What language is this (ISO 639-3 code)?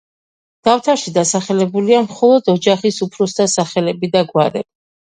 kat